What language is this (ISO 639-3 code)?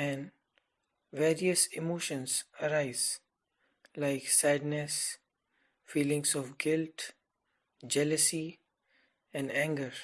eng